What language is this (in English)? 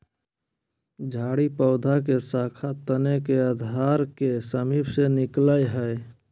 Magahi